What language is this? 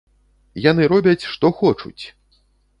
Belarusian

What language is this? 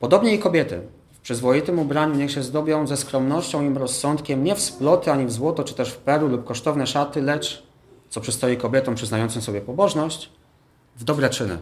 Polish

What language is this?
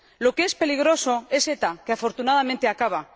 Spanish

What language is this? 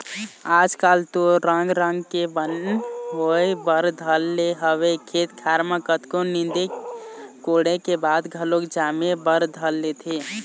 Chhattisgarhi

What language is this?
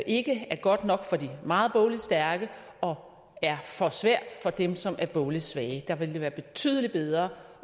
Danish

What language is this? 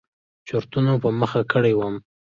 Pashto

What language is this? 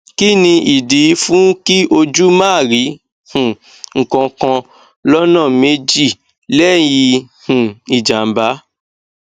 Yoruba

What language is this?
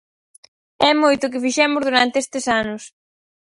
Galician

